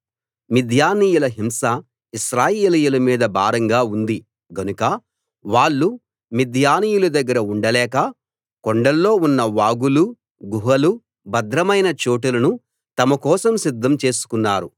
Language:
Telugu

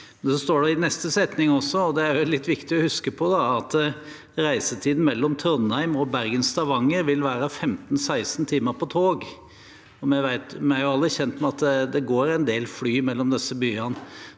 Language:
Norwegian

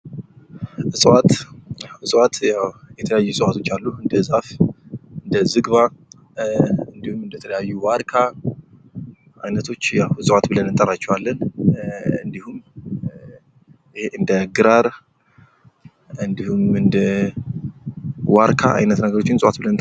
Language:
Amharic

